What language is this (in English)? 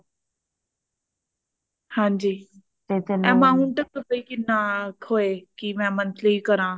Punjabi